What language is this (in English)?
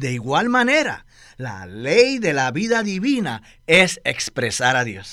Spanish